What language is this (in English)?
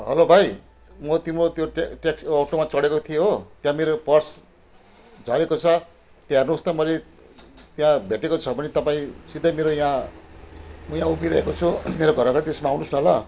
Nepali